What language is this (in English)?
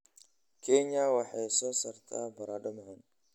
Somali